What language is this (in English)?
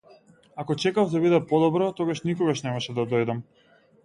Macedonian